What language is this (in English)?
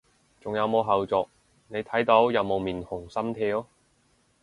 Cantonese